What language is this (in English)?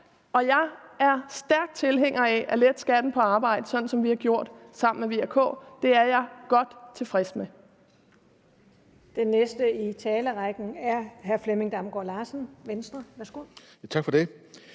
Danish